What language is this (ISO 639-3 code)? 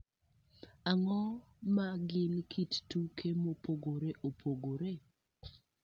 luo